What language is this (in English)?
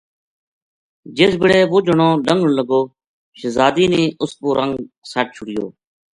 Gujari